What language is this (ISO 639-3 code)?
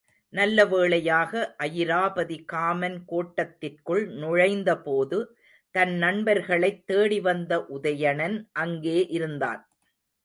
tam